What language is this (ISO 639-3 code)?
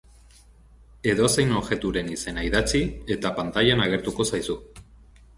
eus